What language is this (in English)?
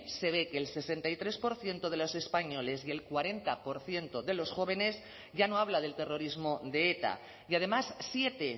Spanish